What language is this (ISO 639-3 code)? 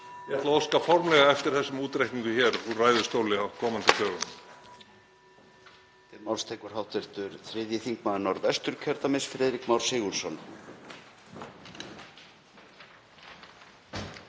isl